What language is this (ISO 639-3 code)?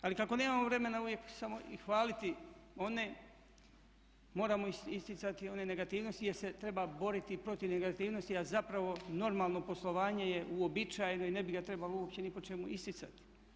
hrv